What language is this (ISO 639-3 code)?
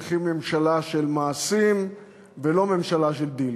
heb